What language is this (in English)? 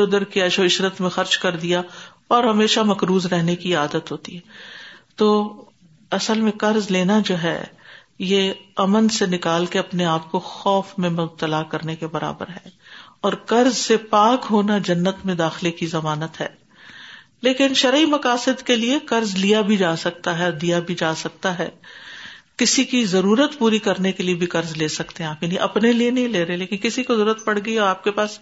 Urdu